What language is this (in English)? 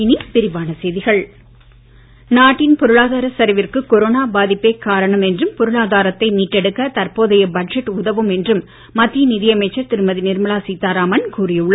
Tamil